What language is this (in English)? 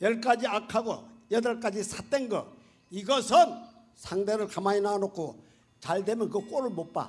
Korean